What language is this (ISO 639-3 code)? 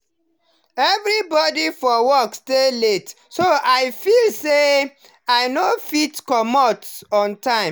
pcm